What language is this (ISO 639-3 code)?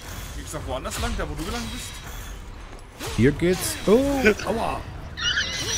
deu